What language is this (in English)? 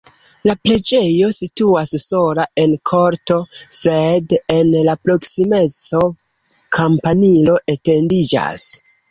Esperanto